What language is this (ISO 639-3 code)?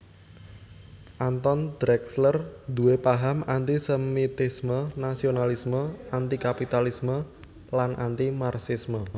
jav